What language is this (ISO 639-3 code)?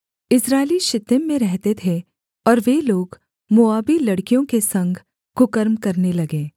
hin